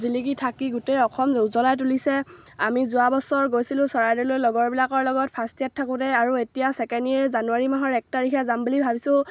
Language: Assamese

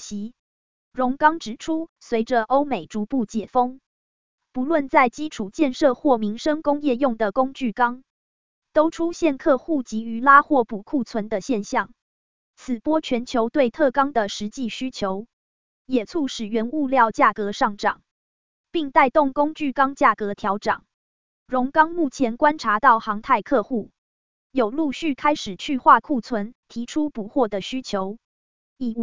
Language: Chinese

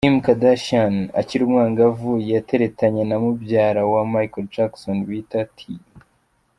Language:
Kinyarwanda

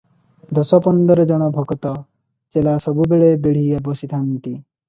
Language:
Odia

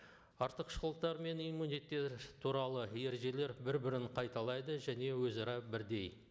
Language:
Kazakh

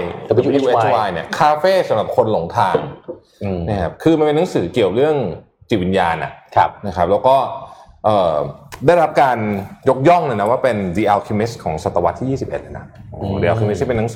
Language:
Thai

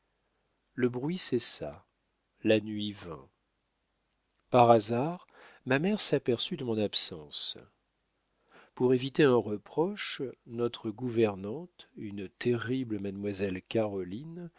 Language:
French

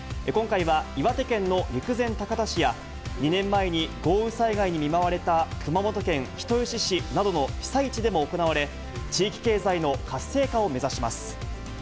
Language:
Japanese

